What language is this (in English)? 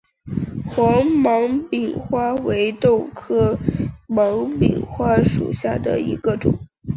Chinese